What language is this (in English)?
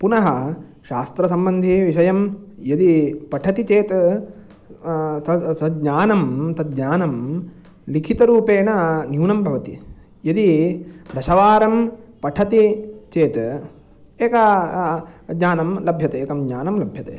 Sanskrit